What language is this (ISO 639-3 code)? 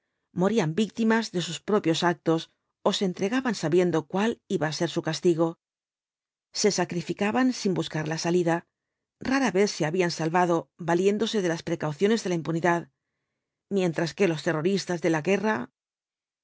spa